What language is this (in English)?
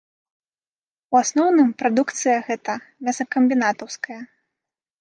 Belarusian